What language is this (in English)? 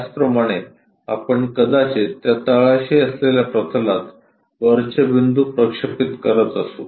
Marathi